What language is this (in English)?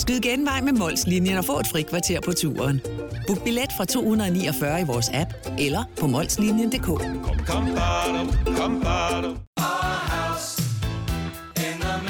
Danish